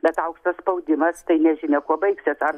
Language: Lithuanian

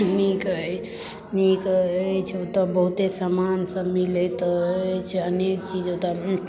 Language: Maithili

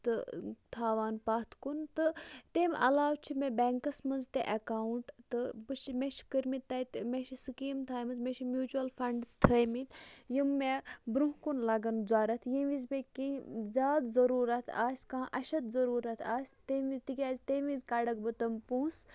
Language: Kashmiri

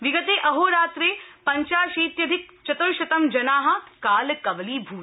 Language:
Sanskrit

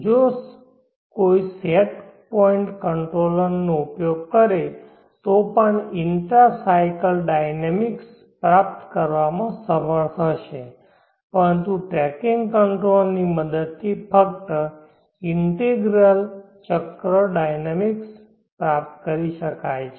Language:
Gujarati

